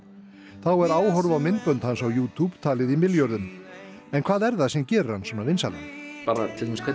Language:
Icelandic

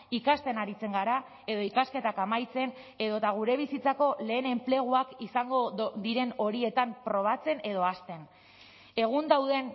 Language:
Basque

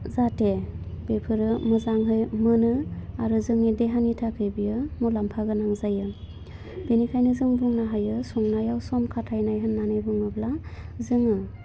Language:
Bodo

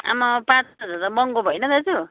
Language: Nepali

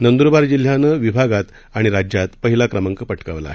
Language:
Marathi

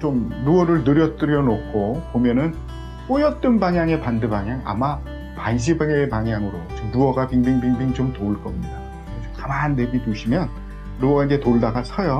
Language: Korean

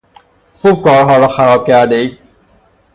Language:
Persian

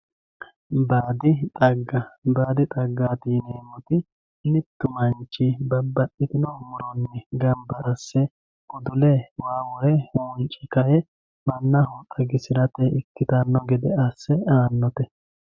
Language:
Sidamo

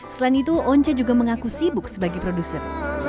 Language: Indonesian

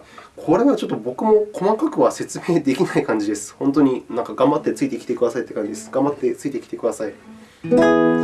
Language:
Japanese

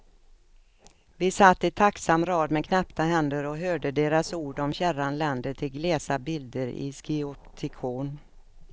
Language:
Swedish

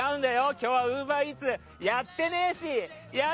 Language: Japanese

